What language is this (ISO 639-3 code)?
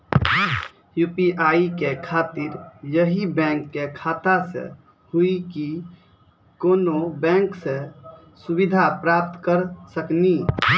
mai